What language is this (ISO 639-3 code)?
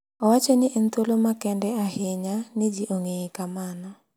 luo